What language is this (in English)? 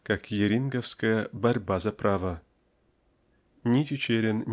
Russian